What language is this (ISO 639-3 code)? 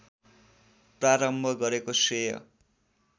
nep